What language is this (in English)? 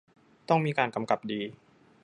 Thai